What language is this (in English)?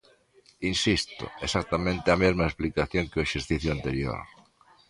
Galician